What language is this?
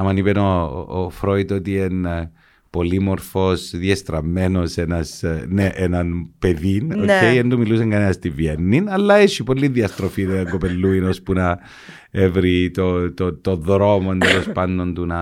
Greek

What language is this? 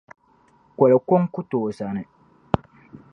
Dagbani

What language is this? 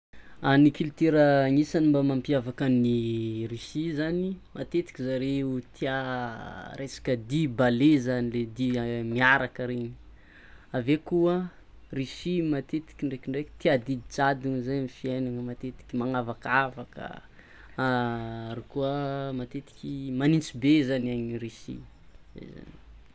Tsimihety Malagasy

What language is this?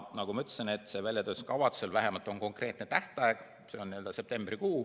Estonian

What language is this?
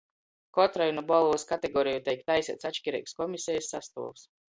Latgalian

